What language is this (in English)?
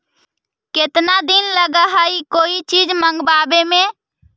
Magahi